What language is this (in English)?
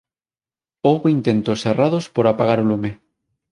Galician